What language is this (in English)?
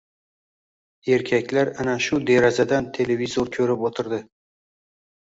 Uzbek